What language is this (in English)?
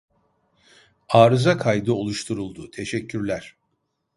Turkish